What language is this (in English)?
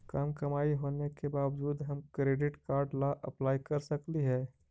Magahi